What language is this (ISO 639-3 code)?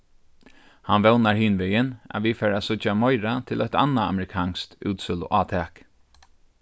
fao